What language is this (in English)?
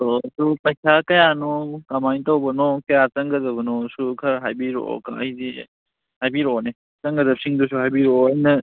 Manipuri